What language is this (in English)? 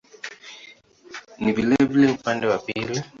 Swahili